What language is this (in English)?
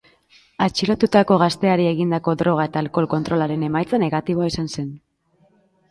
Basque